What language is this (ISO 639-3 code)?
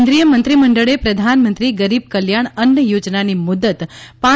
guj